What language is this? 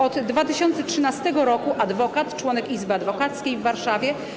Polish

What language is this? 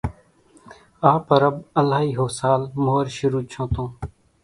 Kachi Koli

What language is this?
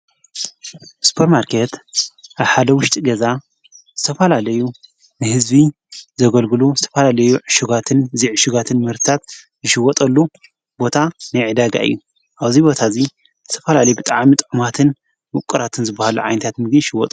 Tigrinya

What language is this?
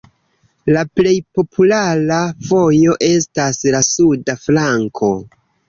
Esperanto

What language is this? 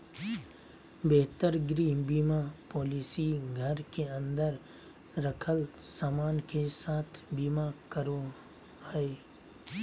Magahi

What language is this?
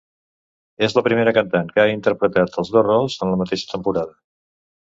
Catalan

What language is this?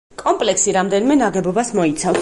Georgian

